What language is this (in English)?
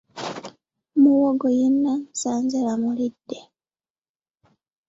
Ganda